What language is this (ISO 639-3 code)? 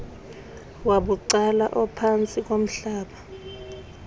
xho